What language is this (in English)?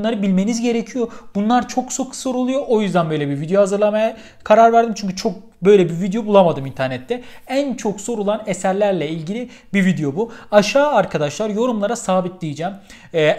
Turkish